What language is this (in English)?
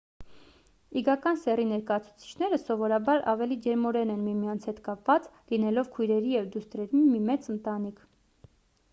Armenian